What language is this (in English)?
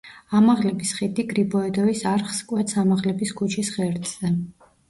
Georgian